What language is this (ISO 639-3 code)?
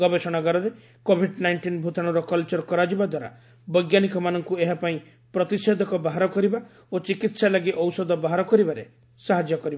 ori